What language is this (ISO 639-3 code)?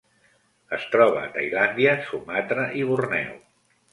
cat